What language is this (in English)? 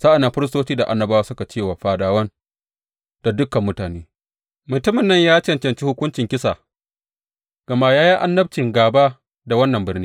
Hausa